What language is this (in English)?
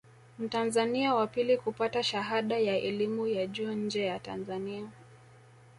Swahili